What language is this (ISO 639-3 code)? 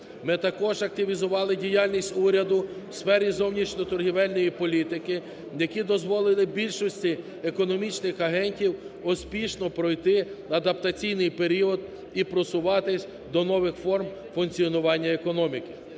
ukr